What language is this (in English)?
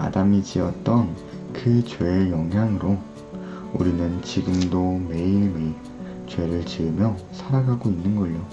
Korean